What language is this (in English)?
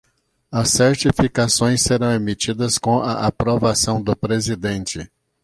Portuguese